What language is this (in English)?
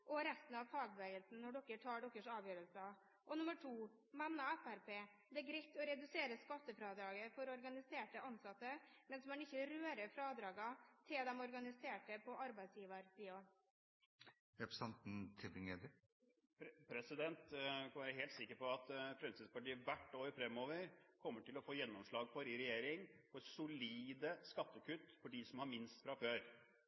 Norwegian Bokmål